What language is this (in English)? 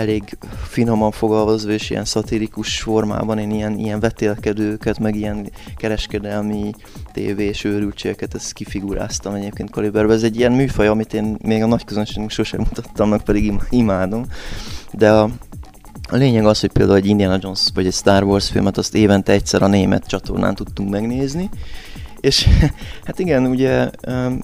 Hungarian